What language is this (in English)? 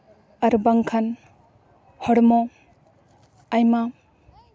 Santali